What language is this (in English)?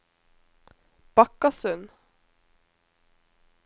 Norwegian